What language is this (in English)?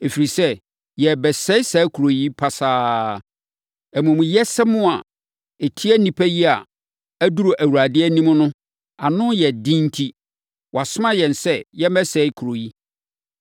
Akan